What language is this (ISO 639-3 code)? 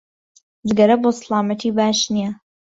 ckb